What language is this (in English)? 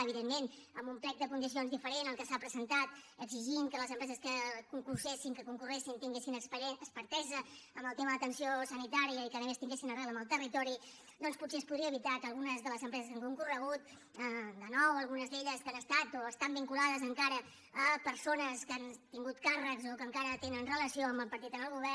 Catalan